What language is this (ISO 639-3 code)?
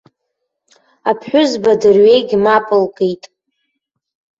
abk